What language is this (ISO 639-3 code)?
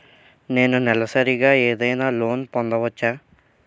tel